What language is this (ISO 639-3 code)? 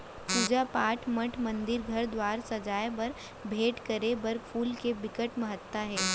hne